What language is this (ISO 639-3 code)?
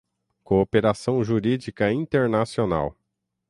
por